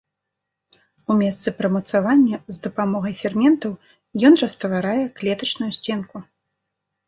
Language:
Belarusian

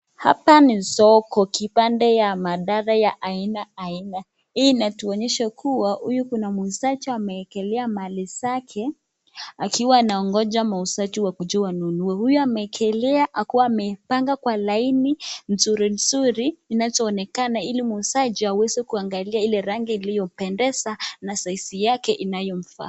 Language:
Swahili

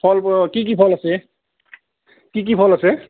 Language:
Assamese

